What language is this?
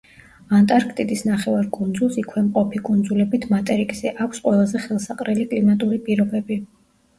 Georgian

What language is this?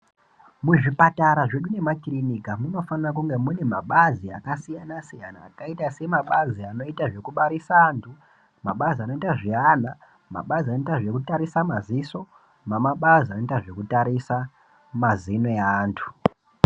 Ndau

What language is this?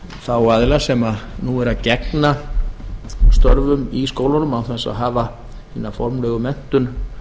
Icelandic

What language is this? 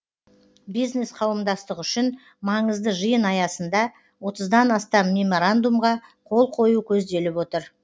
Kazakh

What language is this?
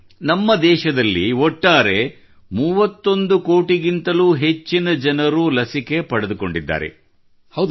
Kannada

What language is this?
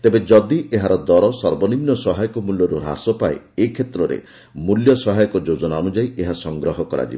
Odia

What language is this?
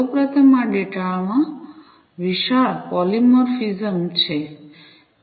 Gujarati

